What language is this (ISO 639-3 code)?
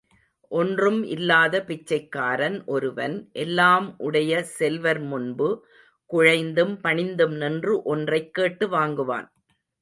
tam